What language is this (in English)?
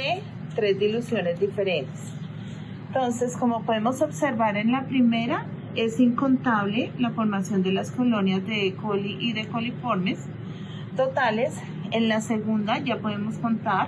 Spanish